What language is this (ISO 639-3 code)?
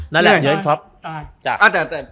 tha